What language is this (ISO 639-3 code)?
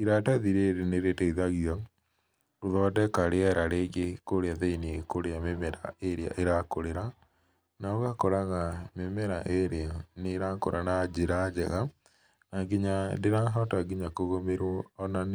kik